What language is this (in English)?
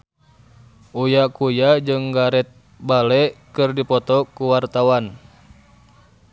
Sundanese